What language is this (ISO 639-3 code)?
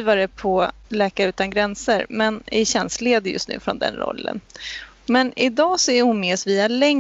swe